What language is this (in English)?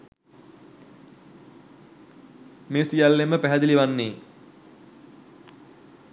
Sinhala